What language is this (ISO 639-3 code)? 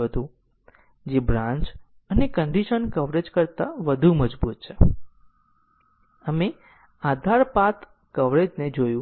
guj